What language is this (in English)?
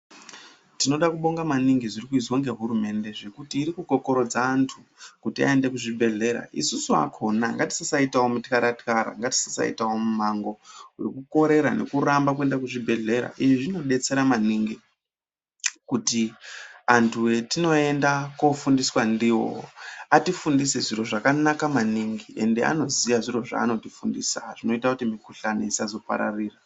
Ndau